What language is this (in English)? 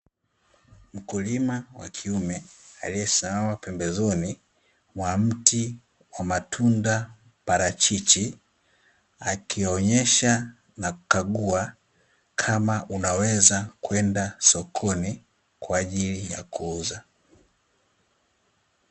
Swahili